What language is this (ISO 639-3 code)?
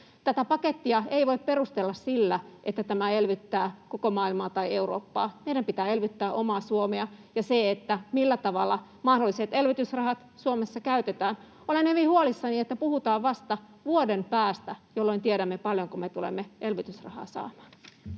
fin